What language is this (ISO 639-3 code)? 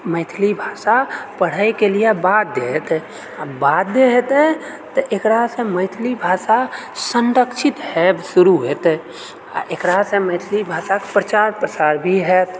mai